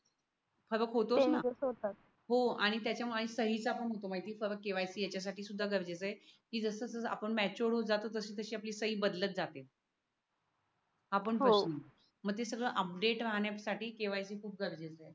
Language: Marathi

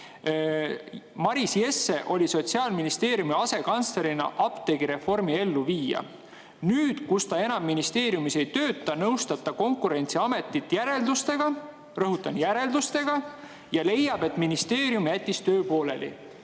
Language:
Estonian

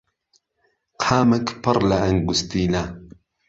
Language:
Central Kurdish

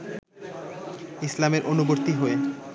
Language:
Bangla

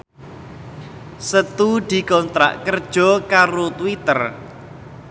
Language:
Javanese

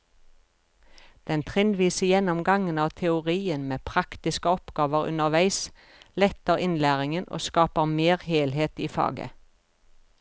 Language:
Norwegian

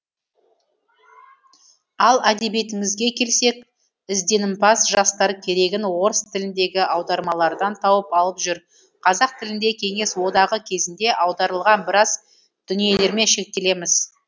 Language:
Kazakh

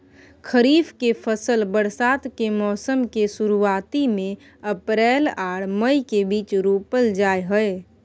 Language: Maithili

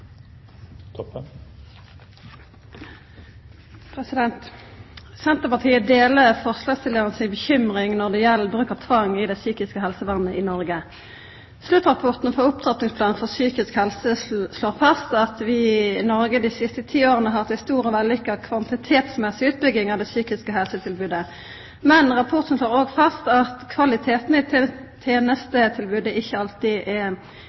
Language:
Norwegian Nynorsk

